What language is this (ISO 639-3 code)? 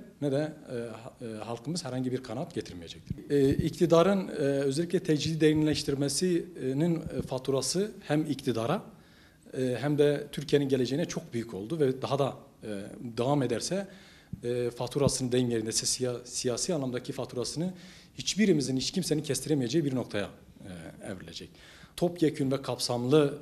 tur